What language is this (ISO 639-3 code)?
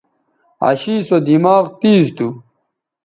btv